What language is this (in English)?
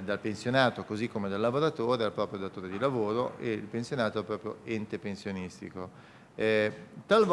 Italian